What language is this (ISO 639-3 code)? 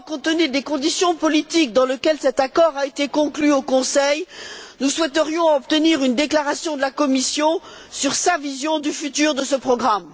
fra